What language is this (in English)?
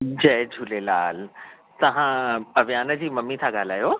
Sindhi